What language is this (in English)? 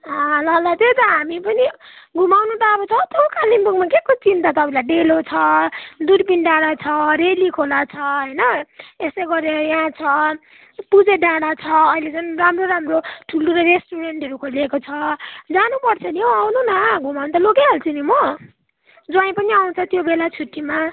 Nepali